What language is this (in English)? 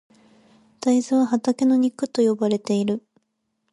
Japanese